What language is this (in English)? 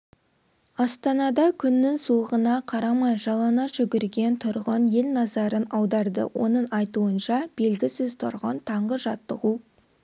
Kazakh